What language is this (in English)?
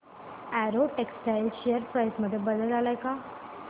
Marathi